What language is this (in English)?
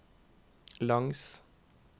Norwegian